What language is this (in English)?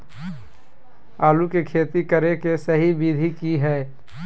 Magahi